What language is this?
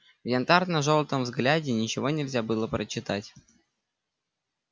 Russian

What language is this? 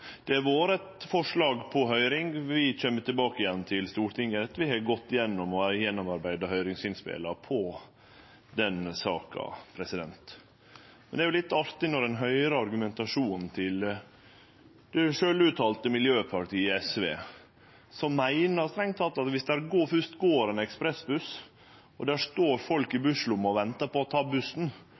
Norwegian Nynorsk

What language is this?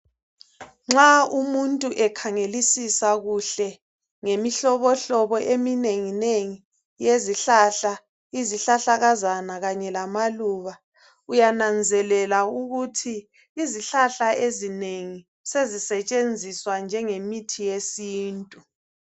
North Ndebele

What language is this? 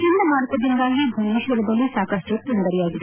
Kannada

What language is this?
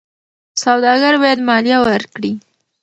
Pashto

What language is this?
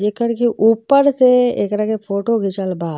Bhojpuri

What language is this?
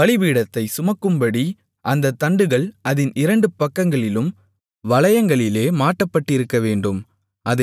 Tamil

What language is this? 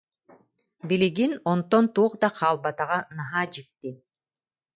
Yakut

